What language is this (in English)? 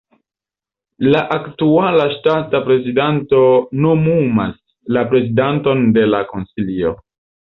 Esperanto